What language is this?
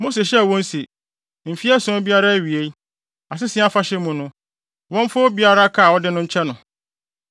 Akan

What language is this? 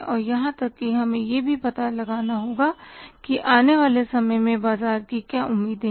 Hindi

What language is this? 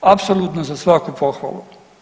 Croatian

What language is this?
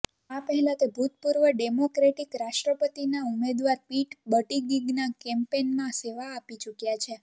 Gujarati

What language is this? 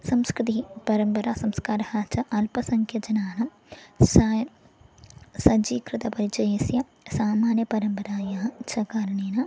Sanskrit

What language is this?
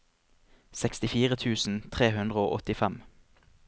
Norwegian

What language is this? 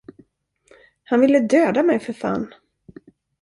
Swedish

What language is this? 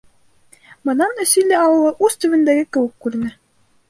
Bashkir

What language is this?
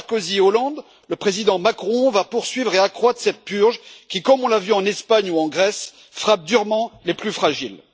French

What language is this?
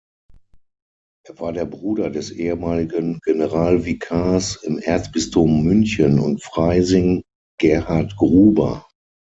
German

